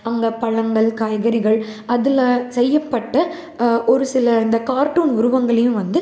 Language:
Tamil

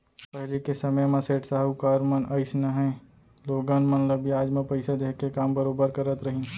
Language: Chhattisgarhi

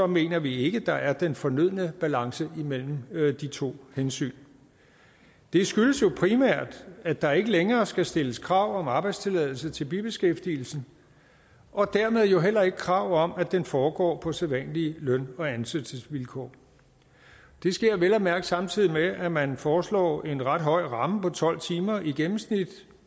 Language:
Danish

